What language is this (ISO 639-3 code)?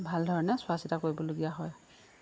asm